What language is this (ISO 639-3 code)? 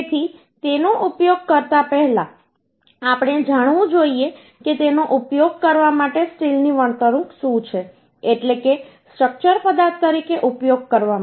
guj